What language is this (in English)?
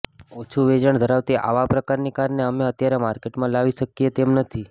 Gujarati